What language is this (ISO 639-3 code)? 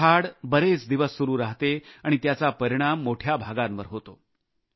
mar